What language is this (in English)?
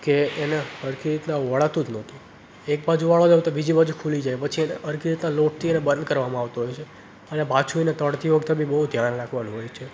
Gujarati